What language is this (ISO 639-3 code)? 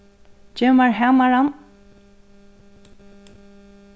fao